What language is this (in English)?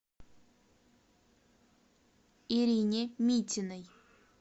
Russian